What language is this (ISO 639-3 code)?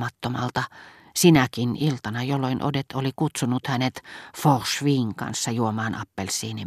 fin